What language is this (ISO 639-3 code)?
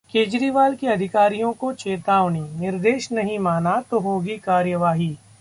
hin